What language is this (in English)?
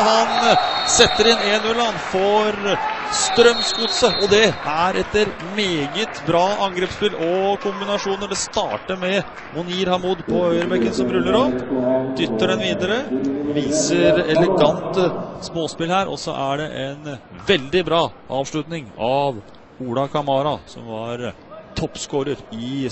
Norwegian